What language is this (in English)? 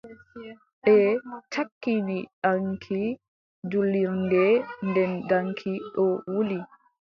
Adamawa Fulfulde